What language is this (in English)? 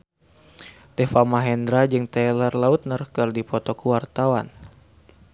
Sundanese